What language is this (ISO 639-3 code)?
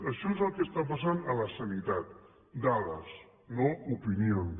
cat